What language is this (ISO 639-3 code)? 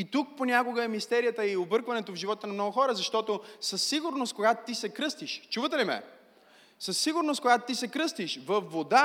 bul